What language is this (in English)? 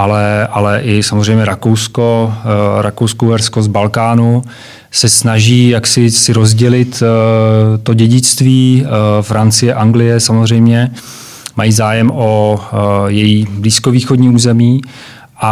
Czech